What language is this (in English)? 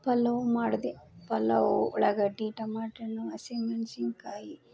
Kannada